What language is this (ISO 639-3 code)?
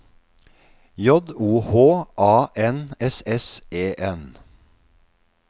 nor